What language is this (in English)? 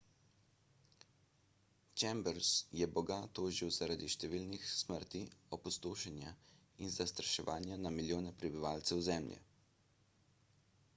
Slovenian